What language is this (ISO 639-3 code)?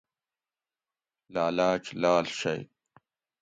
gwc